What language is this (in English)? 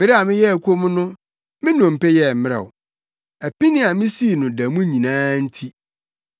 Akan